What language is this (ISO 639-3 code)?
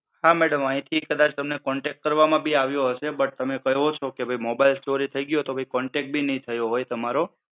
guj